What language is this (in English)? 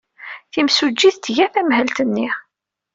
Kabyle